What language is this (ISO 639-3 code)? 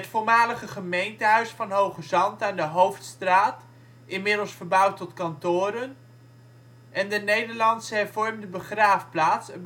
nld